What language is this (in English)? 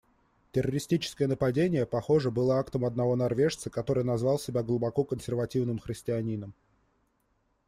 Russian